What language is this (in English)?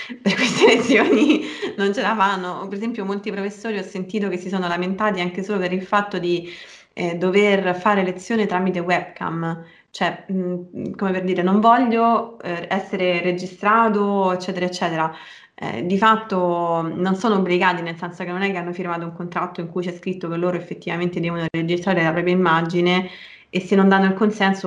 Italian